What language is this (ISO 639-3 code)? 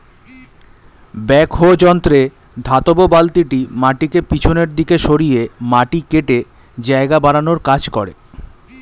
ben